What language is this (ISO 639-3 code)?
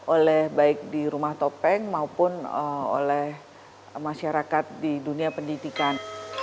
ind